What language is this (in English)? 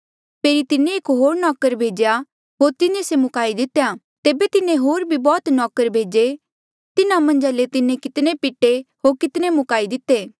Mandeali